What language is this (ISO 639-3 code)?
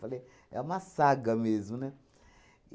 por